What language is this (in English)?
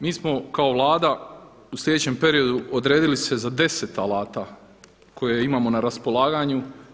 Croatian